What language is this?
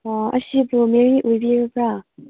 Manipuri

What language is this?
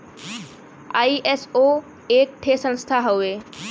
Bhojpuri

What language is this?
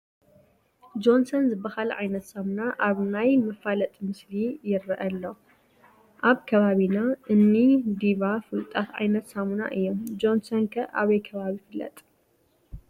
Tigrinya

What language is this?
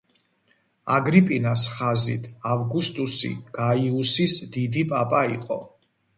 Georgian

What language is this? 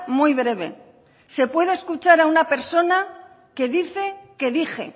Spanish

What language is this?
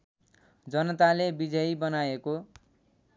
Nepali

